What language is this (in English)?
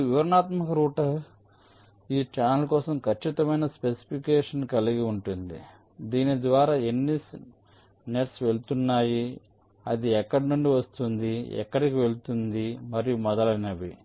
Telugu